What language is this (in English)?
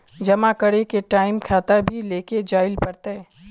Magahi